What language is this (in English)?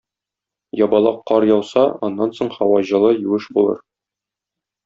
Tatar